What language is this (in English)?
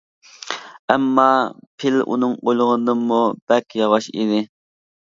Uyghur